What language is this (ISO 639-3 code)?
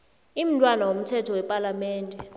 nbl